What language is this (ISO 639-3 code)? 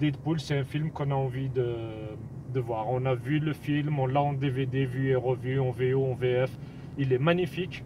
fra